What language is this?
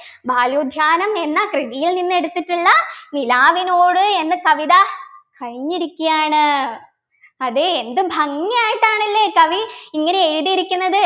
Malayalam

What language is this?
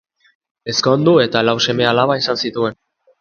Basque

